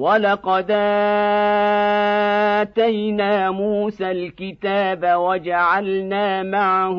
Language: Arabic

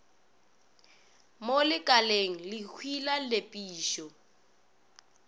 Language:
Northern Sotho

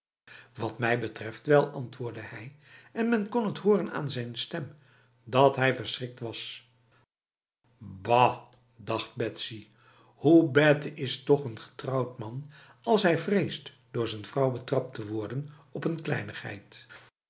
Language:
Dutch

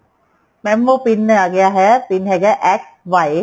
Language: Punjabi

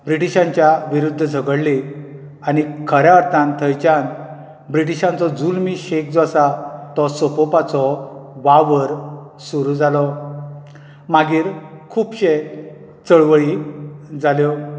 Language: Konkani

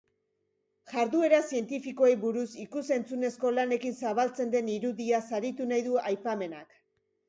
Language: Basque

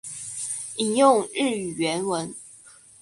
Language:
Chinese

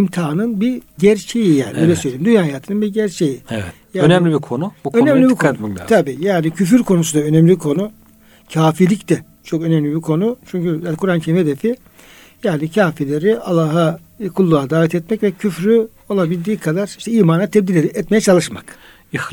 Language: Turkish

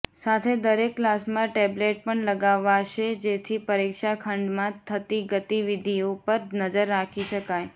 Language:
Gujarati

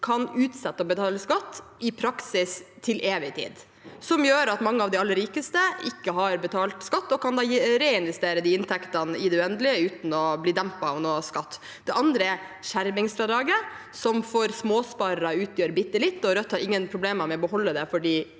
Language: Norwegian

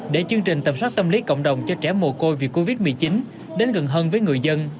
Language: Vietnamese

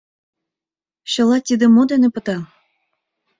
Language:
Mari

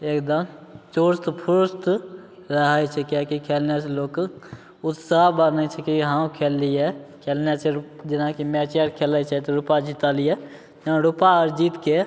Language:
Maithili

